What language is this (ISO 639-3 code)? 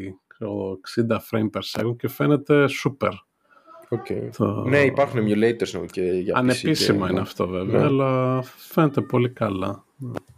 ell